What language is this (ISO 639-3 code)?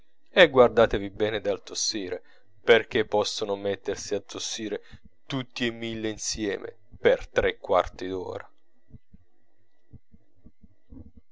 ita